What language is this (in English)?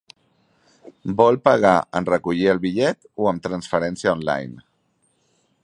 Catalan